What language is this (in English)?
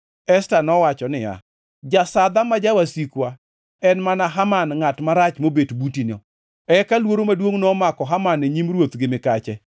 Luo (Kenya and Tanzania)